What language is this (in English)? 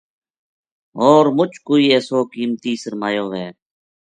Gujari